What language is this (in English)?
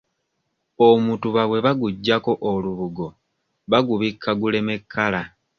Ganda